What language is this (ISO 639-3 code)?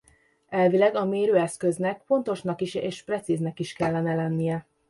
hun